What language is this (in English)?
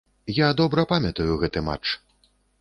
Belarusian